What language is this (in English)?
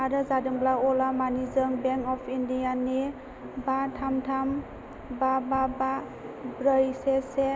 Bodo